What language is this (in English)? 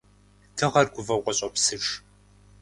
Kabardian